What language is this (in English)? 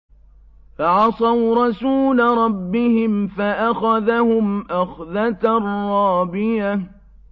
Arabic